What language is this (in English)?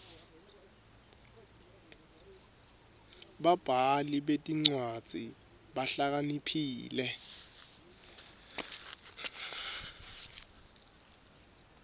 Swati